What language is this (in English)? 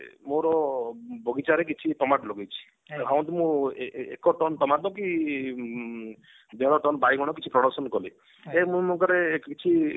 Odia